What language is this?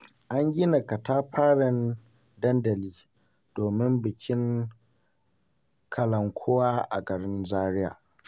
Hausa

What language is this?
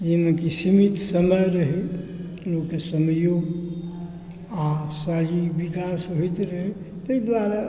Maithili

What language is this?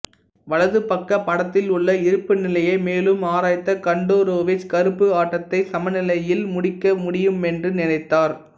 Tamil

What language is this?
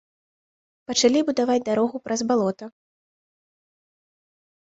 Belarusian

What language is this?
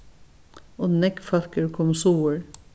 Faroese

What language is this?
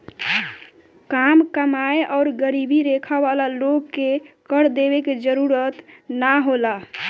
Bhojpuri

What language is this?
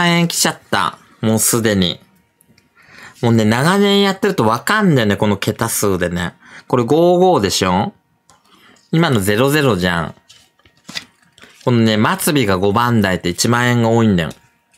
Japanese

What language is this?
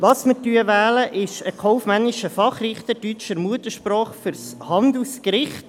Swiss German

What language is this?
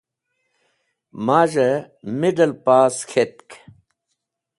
Wakhi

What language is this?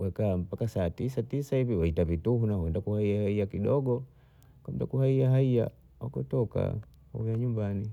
Bondei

